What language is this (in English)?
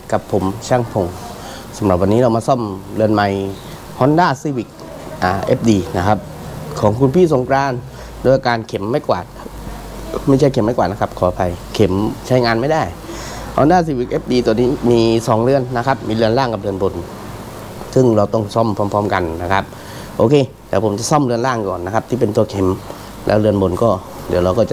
Thai